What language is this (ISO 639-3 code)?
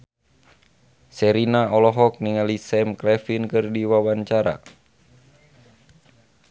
sun